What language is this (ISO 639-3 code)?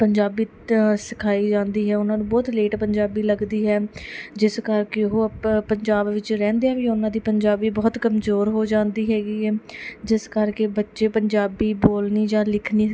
pan